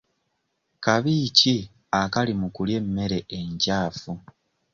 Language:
Ganda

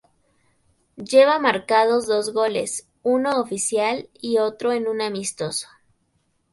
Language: Spanish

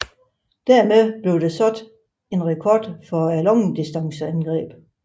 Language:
Danish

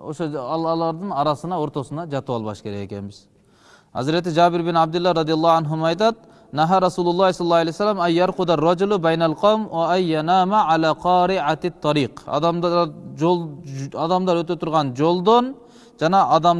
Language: Turkish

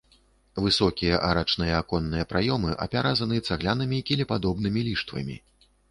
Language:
Belarusian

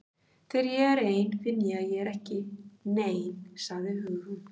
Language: Icelandic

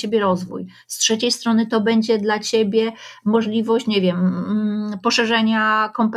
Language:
Polish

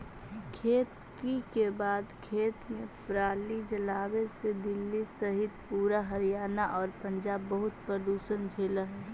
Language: Magahi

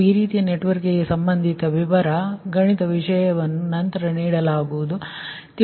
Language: Kannada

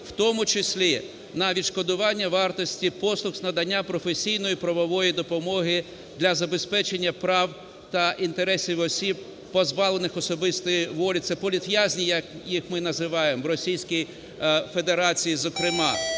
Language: Ukrainian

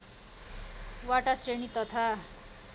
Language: Nepali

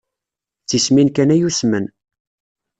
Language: Kabyle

